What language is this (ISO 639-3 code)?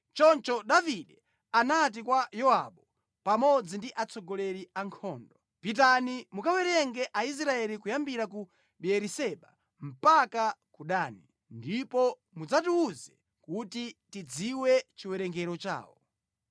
nya